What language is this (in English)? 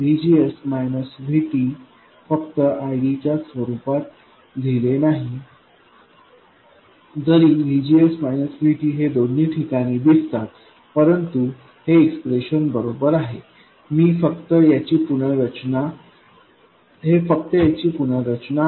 Marathi